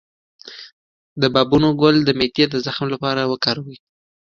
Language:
Pashto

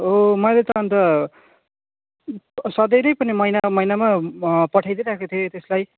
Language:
Nepali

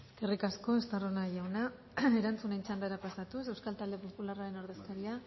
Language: Basque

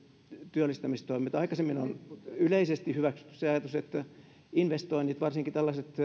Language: Finnish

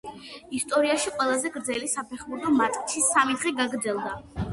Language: Georgian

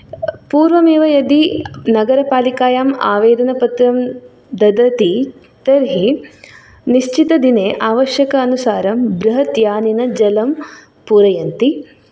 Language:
Sanskrit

